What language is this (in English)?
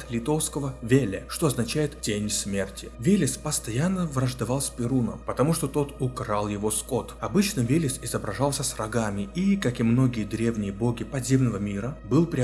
Russian